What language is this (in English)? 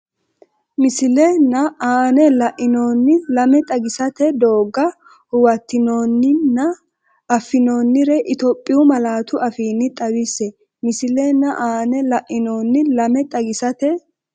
Sidamo